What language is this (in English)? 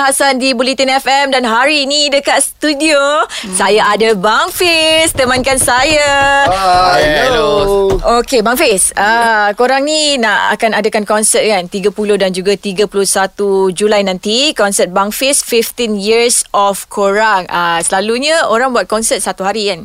Malay